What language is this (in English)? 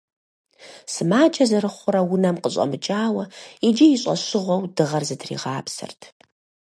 Kabardian